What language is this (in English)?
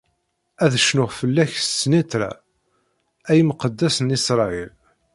Kabyle